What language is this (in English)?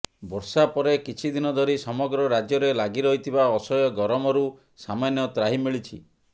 Odia